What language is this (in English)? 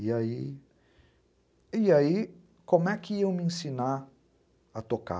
Portuguese